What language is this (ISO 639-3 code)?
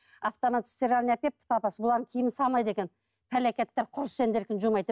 kaz